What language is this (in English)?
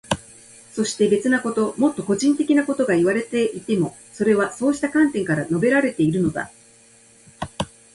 Japanese